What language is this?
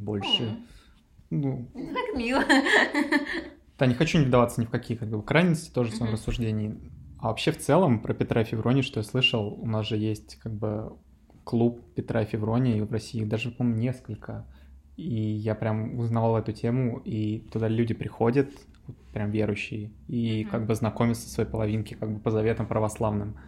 Russian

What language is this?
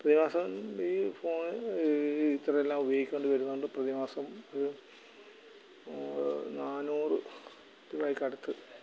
Malayalam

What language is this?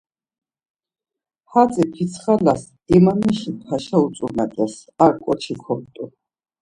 Laz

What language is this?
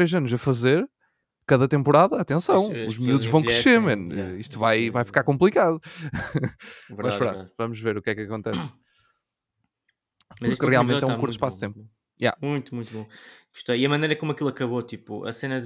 Portuguese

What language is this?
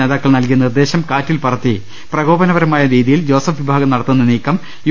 Malayalam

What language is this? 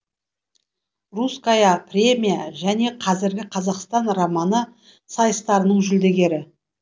Kazakh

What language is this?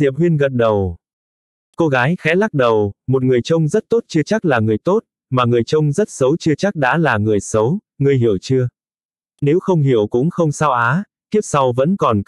Vietnamese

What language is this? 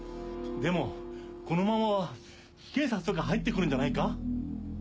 Japanese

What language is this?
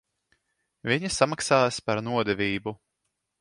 Latvian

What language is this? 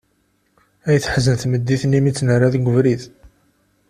Kabyle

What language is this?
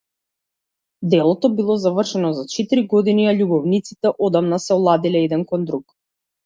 Macedonian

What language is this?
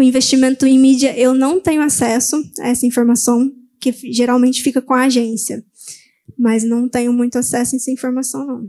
Portuguese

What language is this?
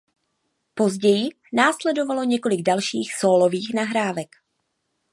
Czech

